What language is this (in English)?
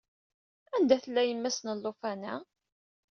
Kabyle